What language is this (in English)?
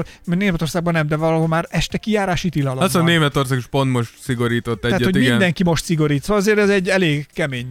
Hungarian